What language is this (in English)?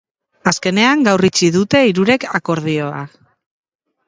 Basque